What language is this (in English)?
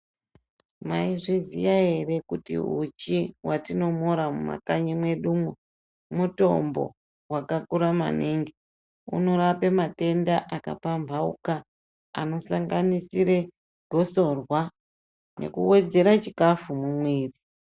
Ndau